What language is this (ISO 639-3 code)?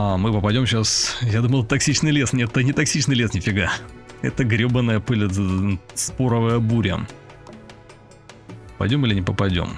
rus